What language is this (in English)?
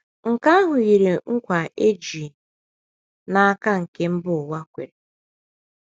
Igbo